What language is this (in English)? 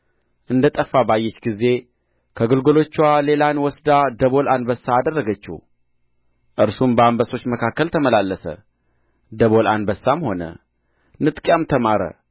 Amharic